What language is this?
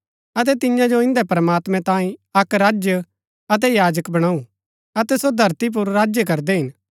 Gaddi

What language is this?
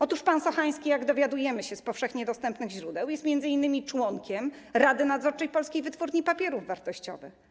Polish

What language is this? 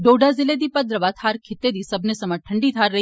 Dogri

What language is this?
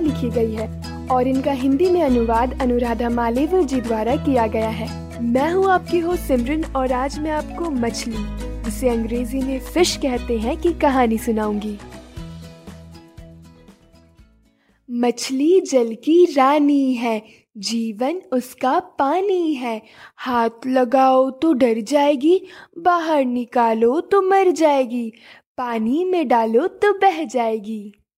Hindi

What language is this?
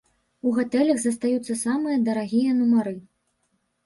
Belarusian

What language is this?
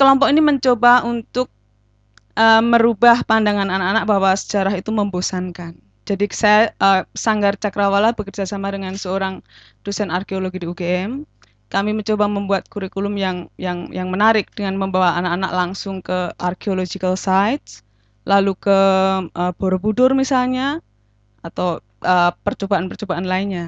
Indonesian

